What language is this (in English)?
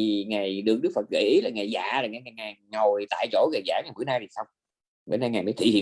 Vietnamese